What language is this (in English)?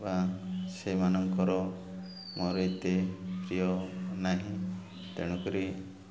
Odia